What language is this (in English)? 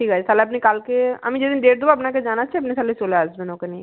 Bangla